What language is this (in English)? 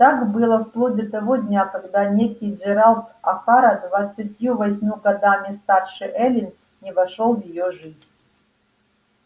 Russian